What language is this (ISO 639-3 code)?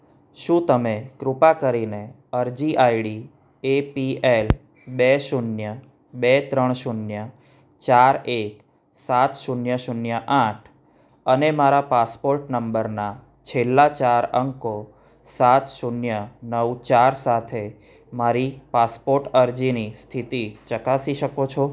guj